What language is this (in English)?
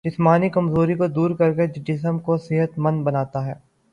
Urdu